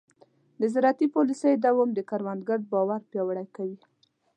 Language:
Pashto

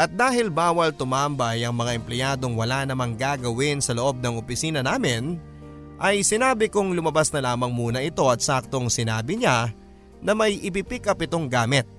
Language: Filipino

